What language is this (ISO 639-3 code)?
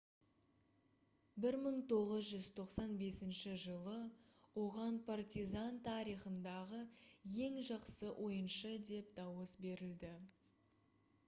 kaz